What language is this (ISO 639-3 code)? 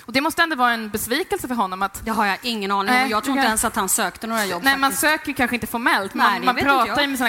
swe